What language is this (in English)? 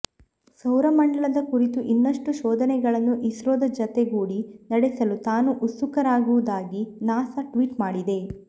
Kannada